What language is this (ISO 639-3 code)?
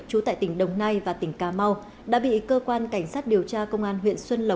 vie